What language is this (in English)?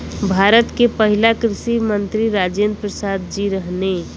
Bhojpuri